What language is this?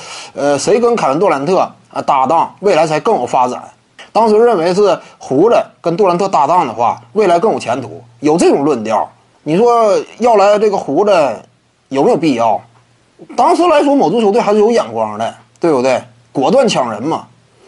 Chinese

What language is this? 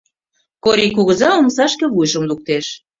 Mari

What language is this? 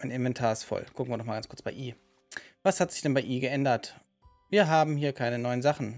German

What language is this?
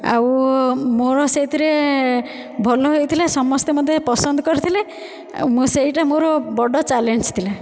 Odia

